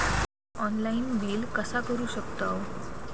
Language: Marathi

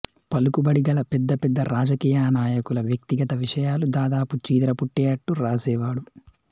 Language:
Telugu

